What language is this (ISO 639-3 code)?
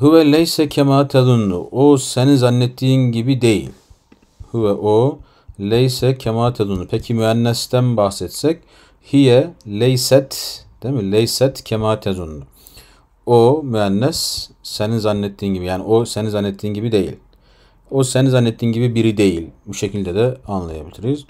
tur